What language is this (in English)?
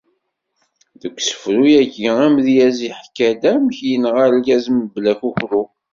Kabyle